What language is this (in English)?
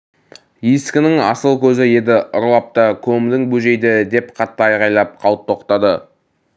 Kazakh